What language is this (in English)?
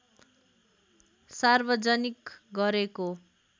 Nepali